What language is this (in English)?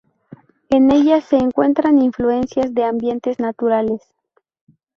Spanish